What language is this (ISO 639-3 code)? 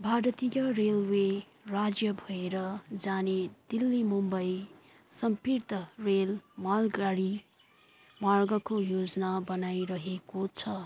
nep